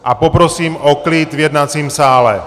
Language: Czech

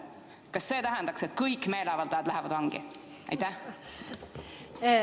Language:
Estonian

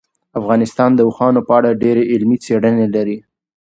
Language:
Pashto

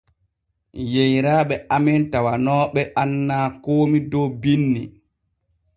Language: Borgu Fulfulde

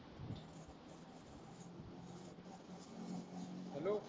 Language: Marathi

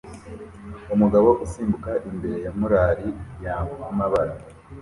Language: Kinyarwanda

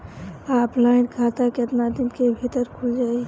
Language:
Bhojpuri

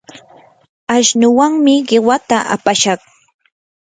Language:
Yanahuanca Pasco Quechua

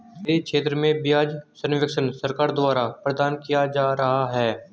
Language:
Hindi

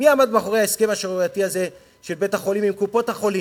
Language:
Hebrew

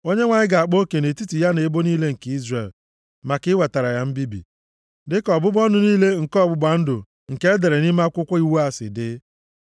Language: Igbo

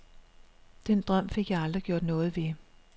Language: Danish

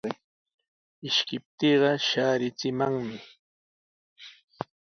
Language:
Sihuas Ancash Quechua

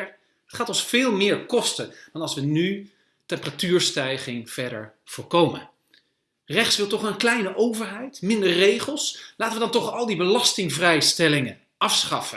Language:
Dutch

